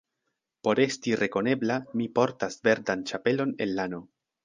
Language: Esperanto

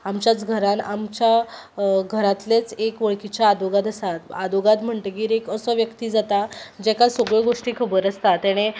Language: Konkani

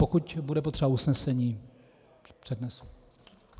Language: Czech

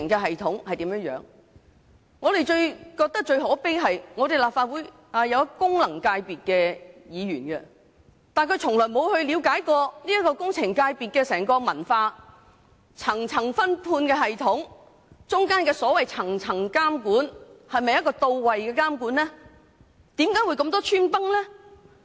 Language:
Cantonese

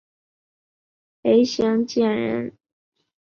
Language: Chinese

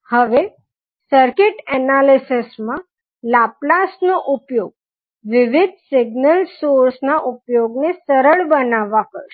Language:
Gujarati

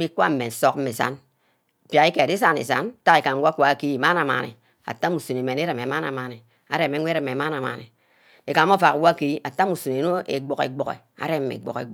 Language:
Ubaghara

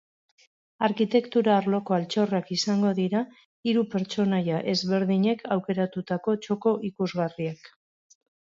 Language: Basque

